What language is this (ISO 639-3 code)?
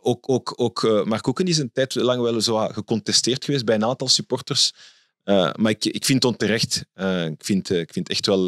nld